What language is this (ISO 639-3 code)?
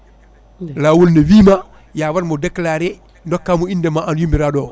ful